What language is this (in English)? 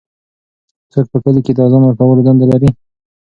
Pashto